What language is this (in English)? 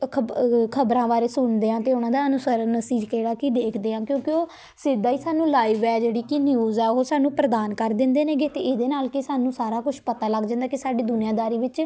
Punjabi